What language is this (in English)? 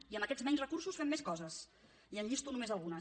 Catalan